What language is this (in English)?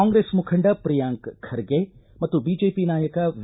Kannada